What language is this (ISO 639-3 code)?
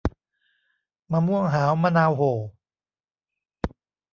tha